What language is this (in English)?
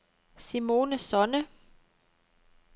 Danish